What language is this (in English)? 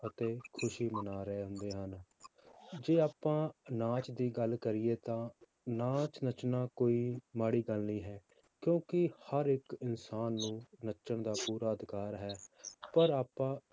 Punjabi